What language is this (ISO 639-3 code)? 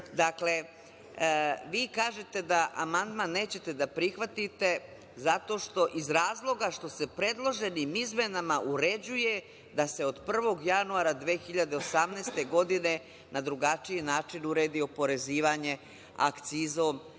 srp